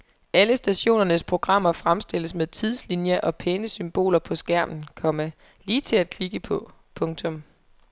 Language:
Danish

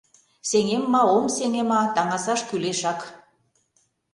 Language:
Mari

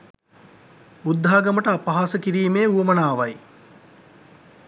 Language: Sinhala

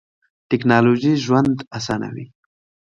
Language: Pashto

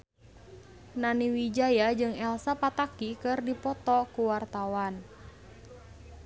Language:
Sundanese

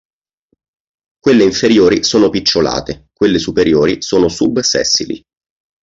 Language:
Italian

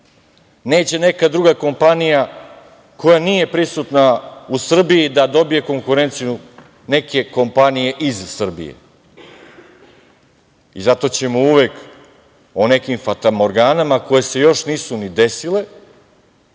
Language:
Serbian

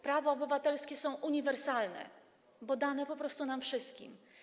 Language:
Polish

